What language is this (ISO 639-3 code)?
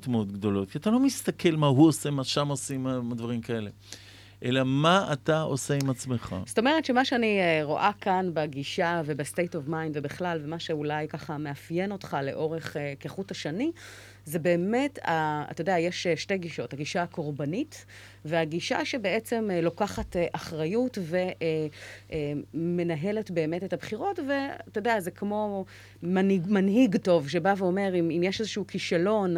heb